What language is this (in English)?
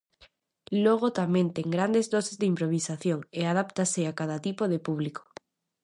Galician